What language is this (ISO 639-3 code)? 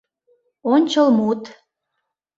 chm